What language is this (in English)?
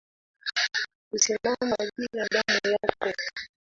Swahili